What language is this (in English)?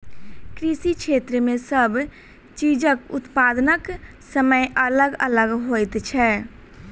Maithili